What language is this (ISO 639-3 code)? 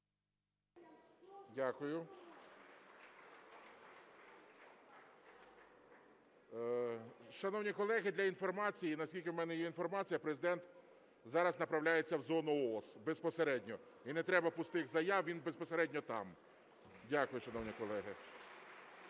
ukr